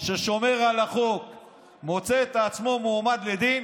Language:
Hebrew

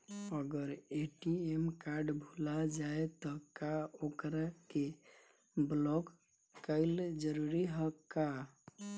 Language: Bhojpuri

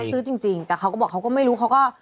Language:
Thai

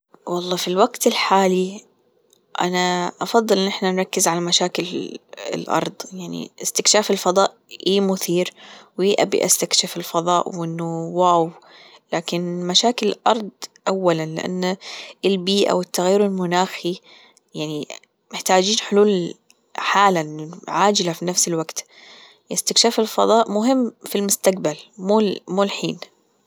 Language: Gulf Arabic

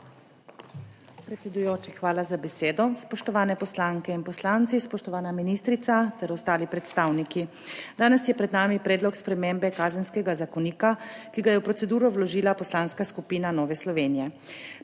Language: Slovenian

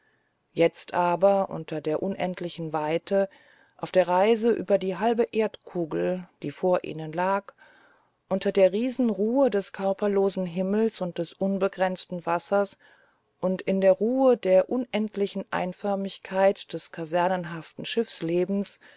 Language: German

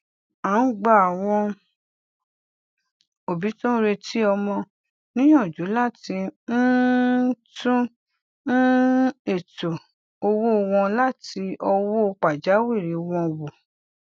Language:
Yoruba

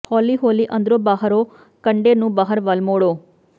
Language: Punjabi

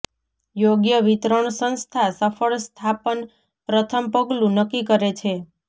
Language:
Gujarati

